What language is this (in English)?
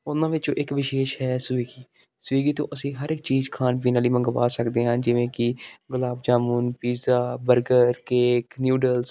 Punjabi